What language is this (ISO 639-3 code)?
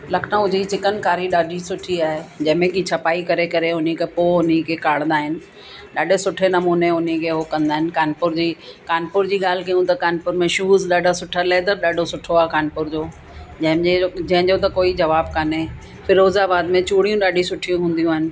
snd